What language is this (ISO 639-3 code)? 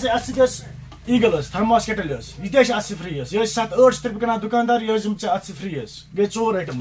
ron